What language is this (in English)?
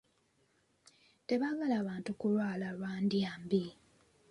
Ganda